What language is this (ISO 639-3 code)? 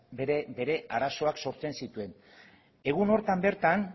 eus